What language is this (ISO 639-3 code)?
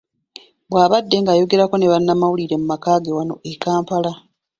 lug